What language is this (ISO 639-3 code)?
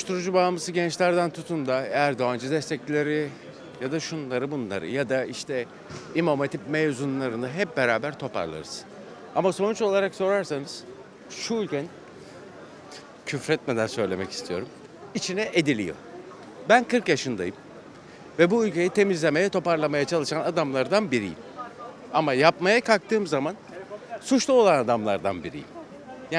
tur